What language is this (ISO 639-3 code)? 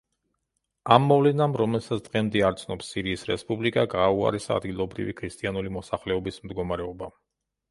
kat